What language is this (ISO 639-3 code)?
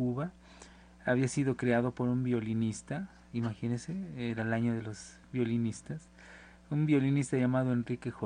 spa